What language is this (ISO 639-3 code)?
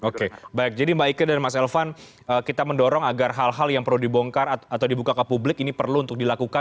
ind